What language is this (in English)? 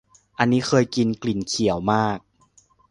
Thai